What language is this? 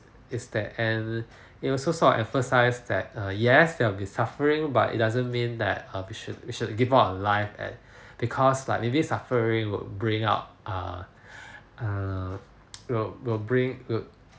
English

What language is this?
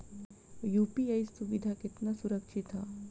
Bhojpuri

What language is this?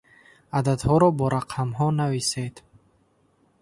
Tajik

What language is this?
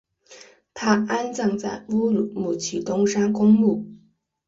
Chinese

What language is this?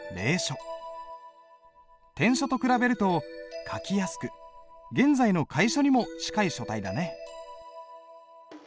Japanese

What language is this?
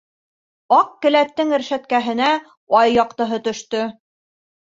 Bashkir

